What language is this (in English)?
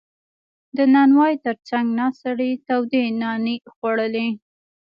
Pashto